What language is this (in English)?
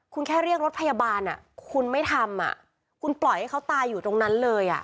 Thai